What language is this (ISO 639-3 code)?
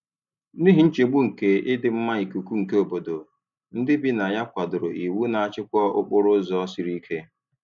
ibo